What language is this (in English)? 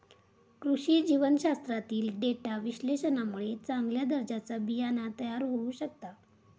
Marathi